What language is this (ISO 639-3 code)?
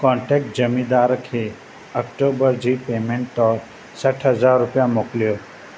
snd